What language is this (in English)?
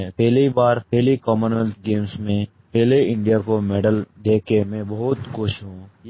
Hindi